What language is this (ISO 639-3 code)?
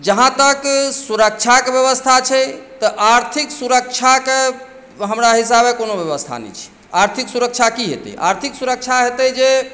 mai